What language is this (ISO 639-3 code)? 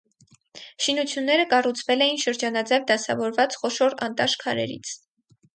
hye